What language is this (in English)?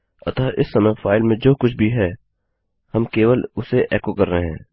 Hindi